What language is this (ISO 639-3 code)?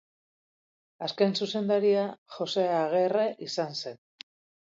eus